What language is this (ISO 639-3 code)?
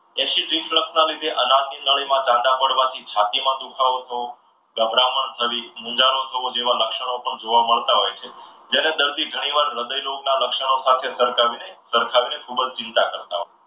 guj